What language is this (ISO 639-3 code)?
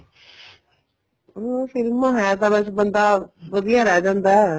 pan